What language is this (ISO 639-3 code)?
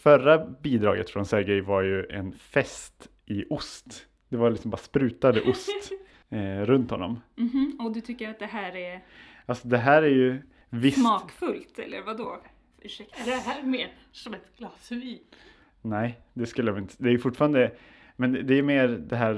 swe